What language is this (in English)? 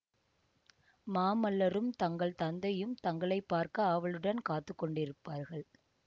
Tamil